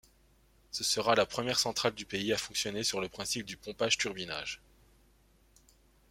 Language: French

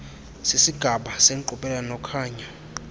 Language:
Xhosa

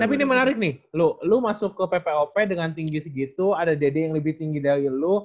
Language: Indonesian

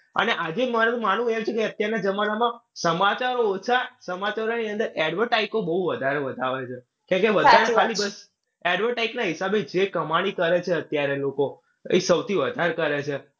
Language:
Gujarati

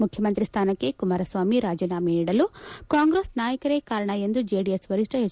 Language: Kannada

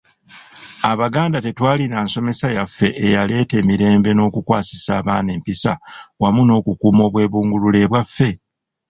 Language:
Ganda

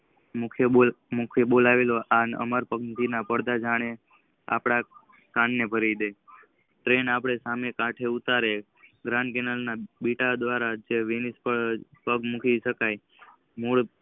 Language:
Gujarati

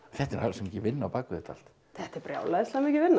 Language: Icelandic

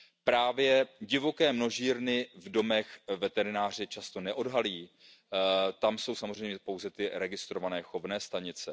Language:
Czech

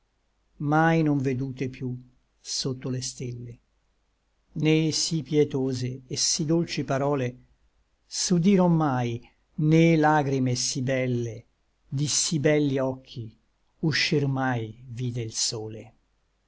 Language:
Italian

